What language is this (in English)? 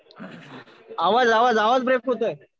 Marathi